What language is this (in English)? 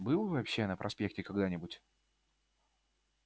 Russian